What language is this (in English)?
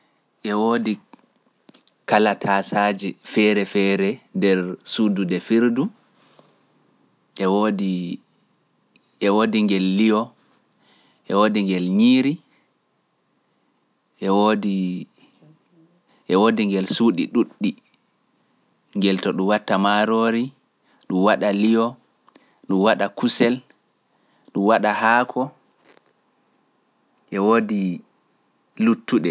Pular